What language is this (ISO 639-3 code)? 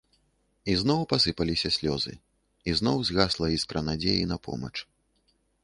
bel